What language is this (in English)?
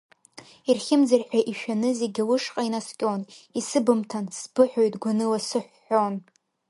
Abkhazian